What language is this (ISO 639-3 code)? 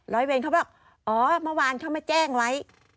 tha